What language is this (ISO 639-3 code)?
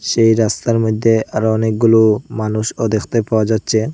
ben